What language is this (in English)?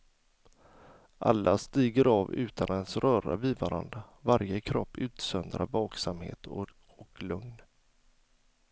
Swedish